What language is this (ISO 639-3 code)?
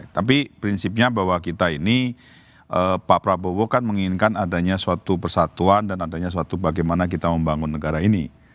ind